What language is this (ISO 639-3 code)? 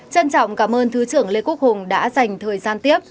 vie